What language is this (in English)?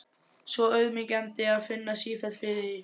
Icelandic